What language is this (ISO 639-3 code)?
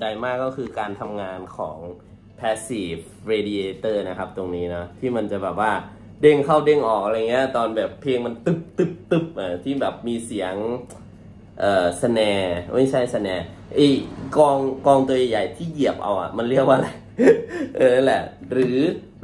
tha